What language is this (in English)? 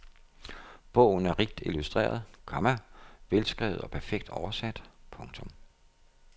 Danish